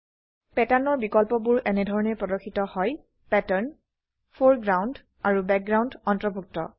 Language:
Assamese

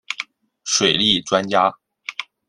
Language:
Chinese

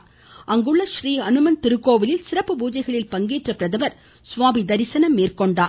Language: Tamil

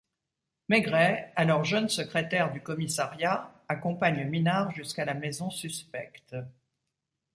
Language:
French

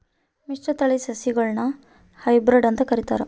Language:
Kannada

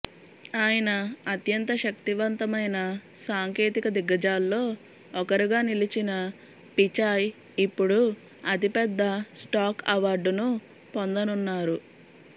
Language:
Telugu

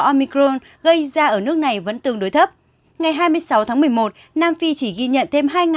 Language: Vietnamese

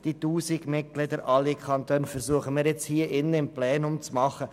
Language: Swiss German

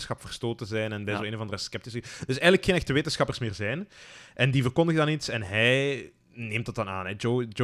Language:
Dutch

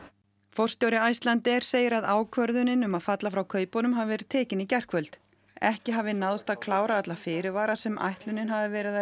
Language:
Icelandic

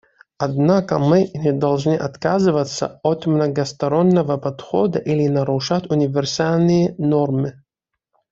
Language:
Russian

